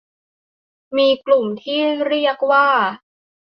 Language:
Thai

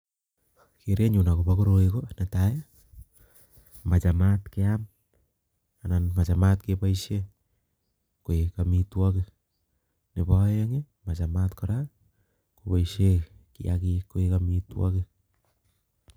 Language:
Kalenjin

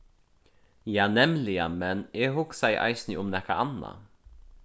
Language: Faroese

